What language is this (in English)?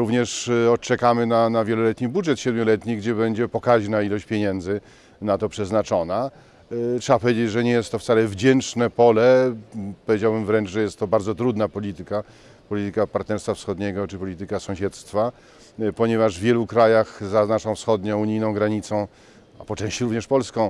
Polish